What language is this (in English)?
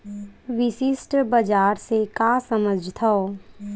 Chhattisgarhi